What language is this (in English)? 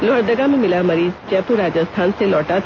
Hindi